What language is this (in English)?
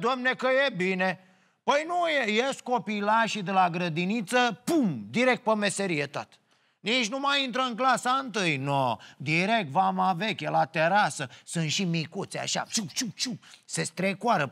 Romanian